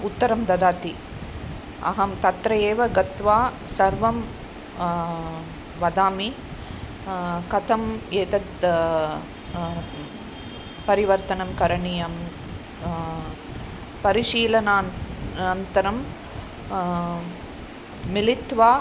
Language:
Sanskrit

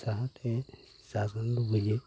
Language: Bodo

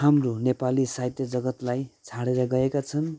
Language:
Nepali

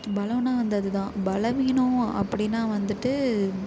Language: Tamil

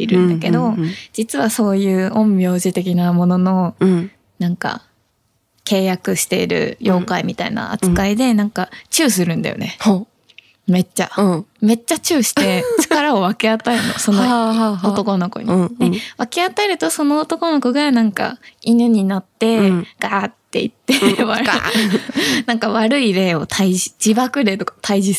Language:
Japanese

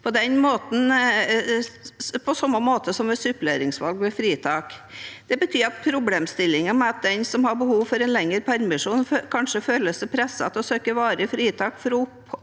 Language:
Norwegian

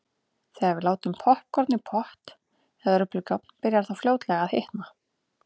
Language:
Icelandic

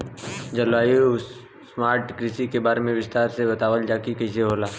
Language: Bhojpuri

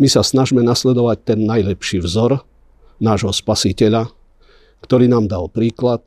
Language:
Slovak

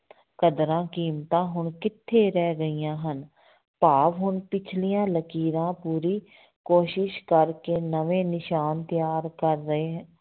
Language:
Punjabi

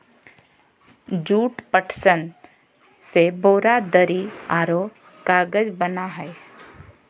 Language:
Magahi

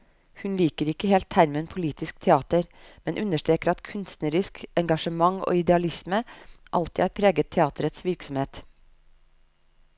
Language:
Norwegian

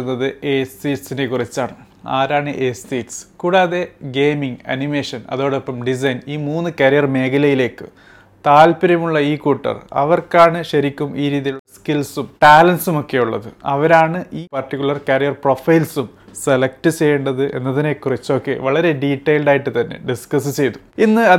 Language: Malayalam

